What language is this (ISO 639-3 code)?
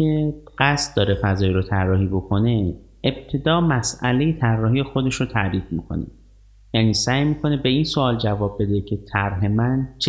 fas